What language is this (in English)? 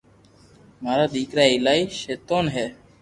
Loarki